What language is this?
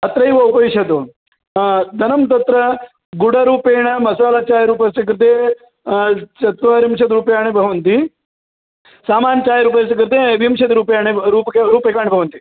Sanskrit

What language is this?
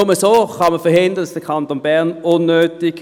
Swiss German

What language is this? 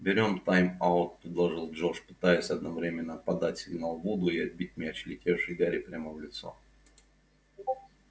Russian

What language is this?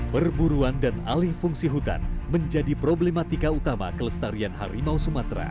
Indonesian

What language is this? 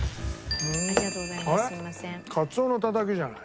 Japanese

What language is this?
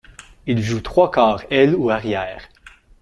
French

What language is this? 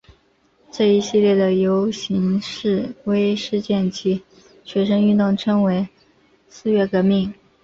Chinese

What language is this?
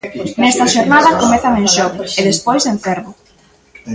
Galician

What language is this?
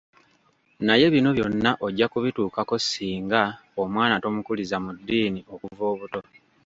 Ganda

